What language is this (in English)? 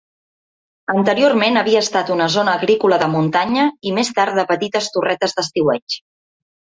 Catalan